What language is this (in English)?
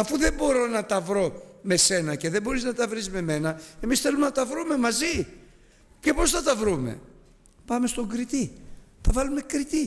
Greek